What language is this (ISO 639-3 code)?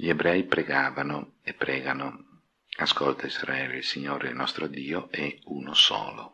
ita